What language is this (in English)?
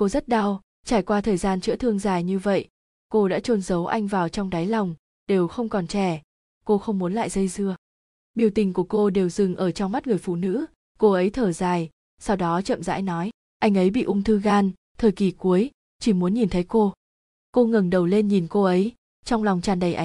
Vietnamese